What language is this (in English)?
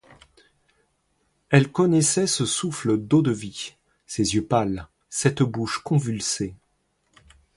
French